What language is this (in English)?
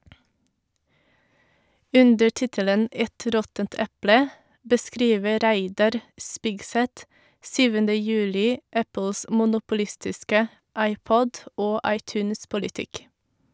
Norwegian